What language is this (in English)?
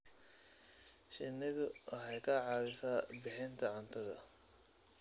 Somali